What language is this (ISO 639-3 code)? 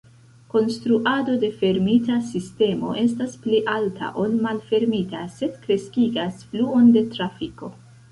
epo